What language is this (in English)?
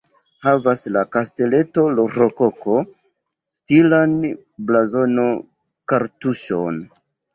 Esperanto